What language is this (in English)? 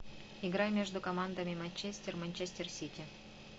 Russian